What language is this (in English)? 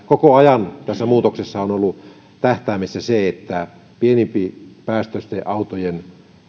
Finnish